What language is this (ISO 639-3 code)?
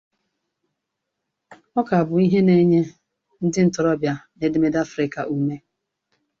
ibo